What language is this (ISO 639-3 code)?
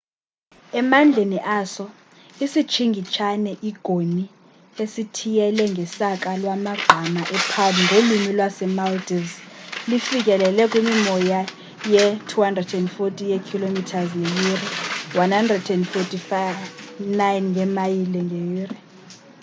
xho